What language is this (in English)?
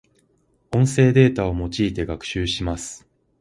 Japanese